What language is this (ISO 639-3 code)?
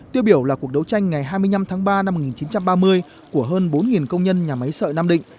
vie